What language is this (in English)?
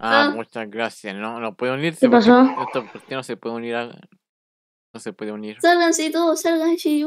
Spanish